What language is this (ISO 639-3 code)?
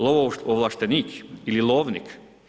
hrv